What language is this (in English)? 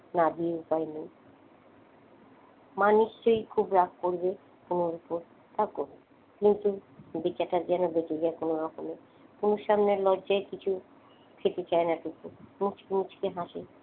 Bangla